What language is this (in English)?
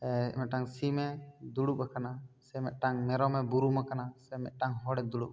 Santali